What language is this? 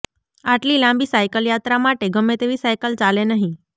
Gujarati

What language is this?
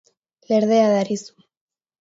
Basque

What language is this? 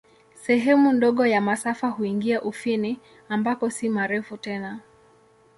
Swahili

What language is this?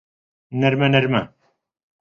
Central Kurdish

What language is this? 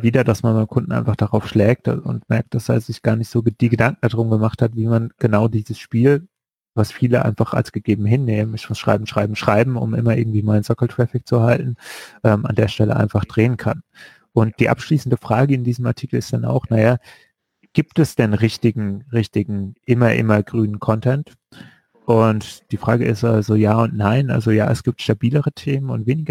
German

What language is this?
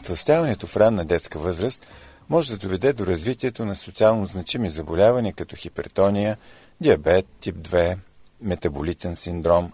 Bulgarian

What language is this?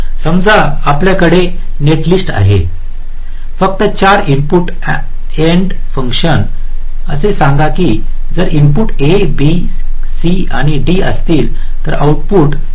Marathi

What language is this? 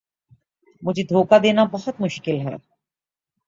Urdu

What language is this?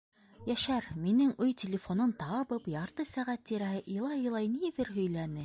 Bashkir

